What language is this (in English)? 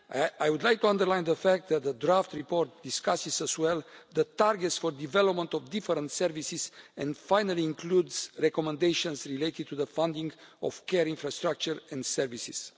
English